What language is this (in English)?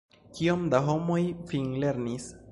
Esperanto